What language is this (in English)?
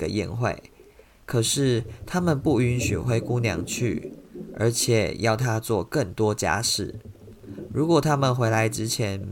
Chinese